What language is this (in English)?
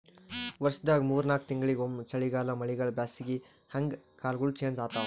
Kannada